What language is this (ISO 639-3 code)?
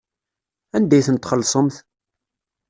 kab